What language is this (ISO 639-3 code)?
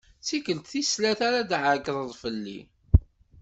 kab